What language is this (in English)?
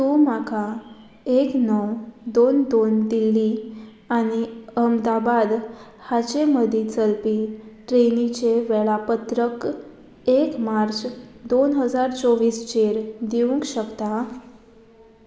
Konkani